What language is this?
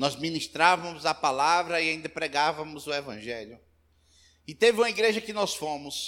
Portuguese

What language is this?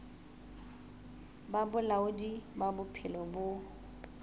Southern Sotho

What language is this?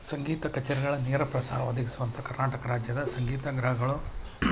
Kannada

